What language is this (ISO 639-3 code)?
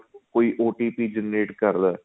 pan